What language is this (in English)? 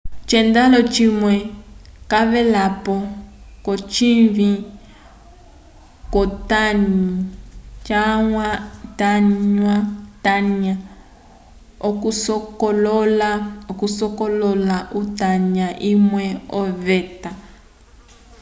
Umbundu